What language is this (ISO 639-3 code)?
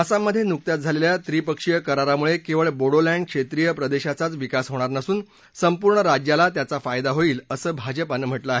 mar